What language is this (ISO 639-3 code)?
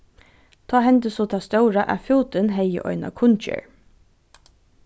fao